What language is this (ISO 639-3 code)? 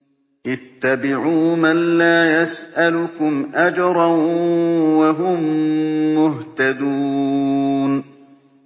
ara